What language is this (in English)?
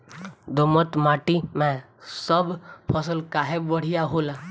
Bhojpuri